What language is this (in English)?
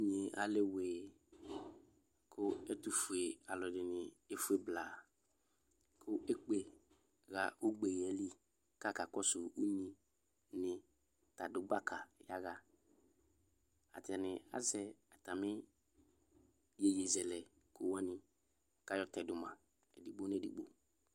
Ikposo